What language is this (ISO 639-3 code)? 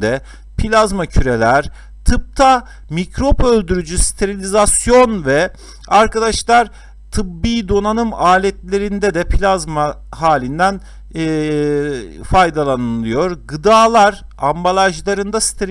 tur